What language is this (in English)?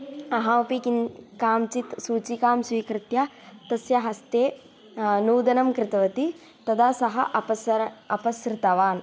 Sanskrit